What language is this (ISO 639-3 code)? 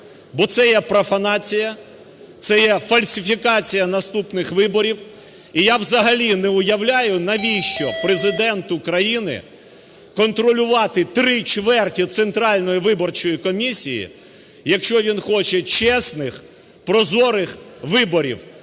ukr